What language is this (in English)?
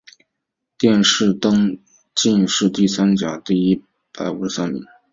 Chinese